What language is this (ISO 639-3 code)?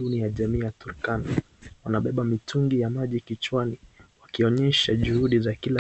swa